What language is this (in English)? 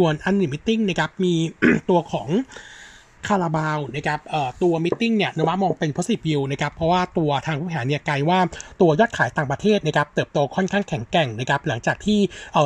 Thai